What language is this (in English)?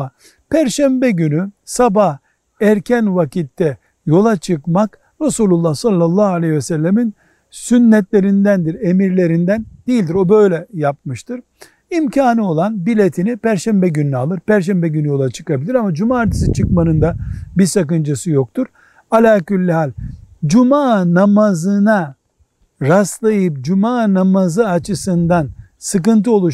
Turkish